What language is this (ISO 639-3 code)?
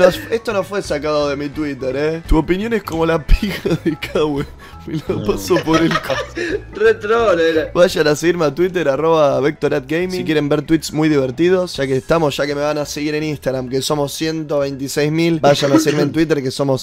spa